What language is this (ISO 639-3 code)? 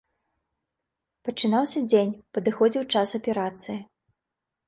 bel